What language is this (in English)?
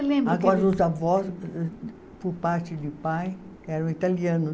Portuguese